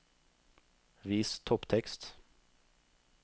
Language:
Norwegian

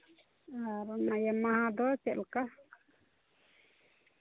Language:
Santali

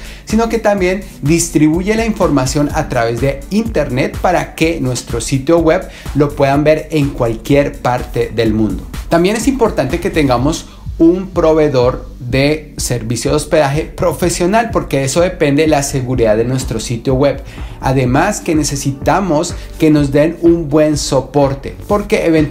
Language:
Spanish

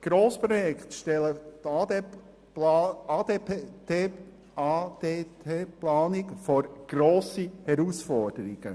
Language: Swiss German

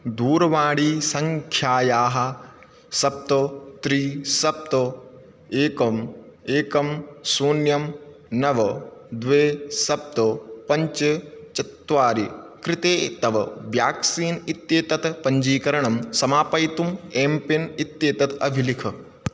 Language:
Sanskrit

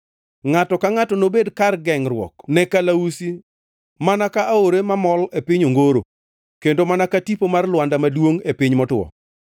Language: Luo (Kenya and Tanzania)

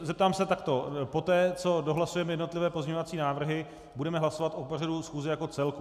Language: Czech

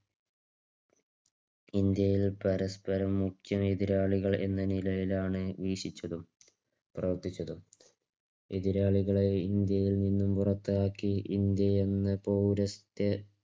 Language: Malayalam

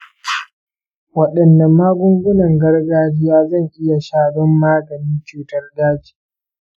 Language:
Hausa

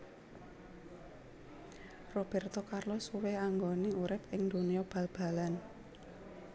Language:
Javanese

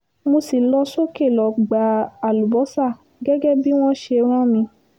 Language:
Yoruba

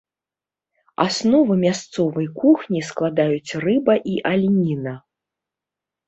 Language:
Belarusian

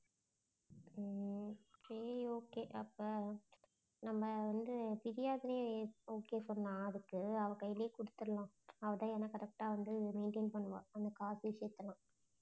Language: Tamil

